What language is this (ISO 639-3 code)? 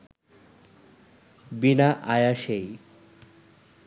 ben